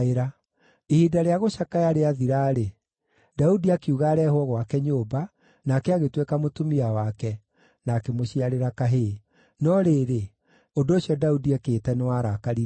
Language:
Kikuyu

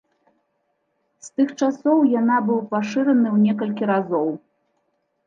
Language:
Belarusian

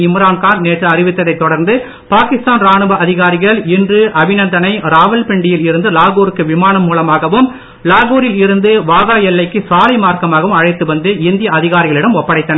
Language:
Tamil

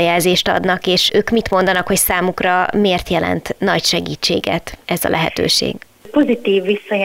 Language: Hungarian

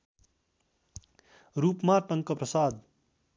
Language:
Nepali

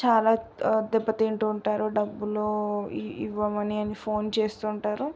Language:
Telugu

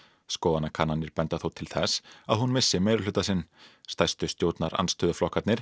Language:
Icelandic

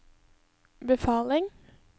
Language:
Norwegian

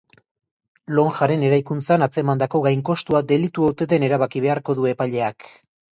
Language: Basque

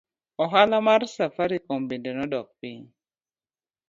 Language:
Luo (Kenya and Tanzania)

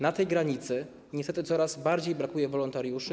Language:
Polish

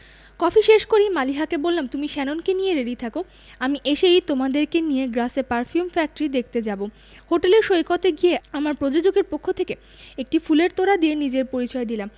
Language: Bangla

